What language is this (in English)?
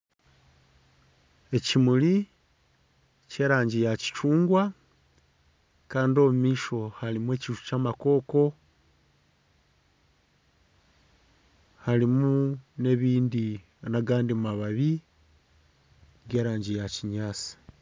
Nyankole